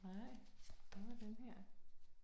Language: Danish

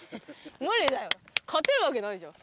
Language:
Japanese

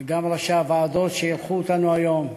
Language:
Hebrew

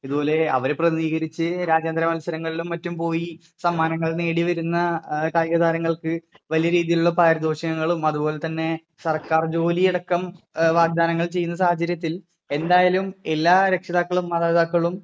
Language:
Malayalam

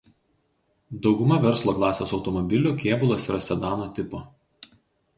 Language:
Lithuanian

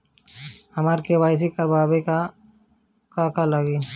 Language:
Bhojpuri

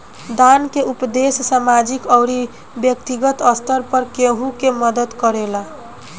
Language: Bhojpuri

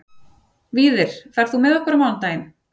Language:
Icelandic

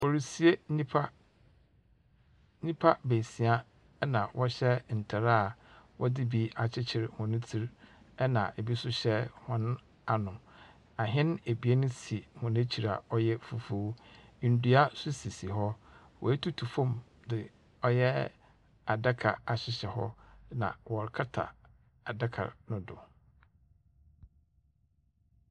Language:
Akan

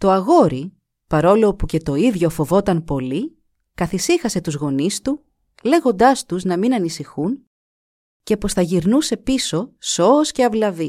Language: Greek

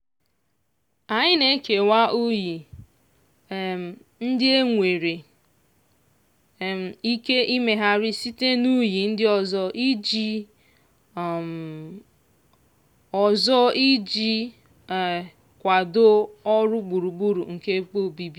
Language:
Igbo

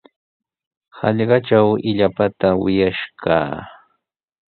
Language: Sihuas Ancash Quechua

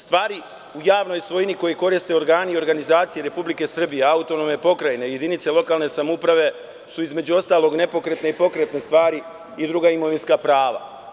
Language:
Serbian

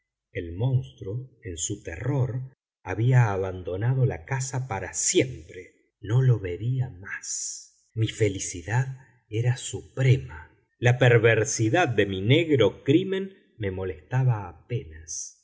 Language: Spanish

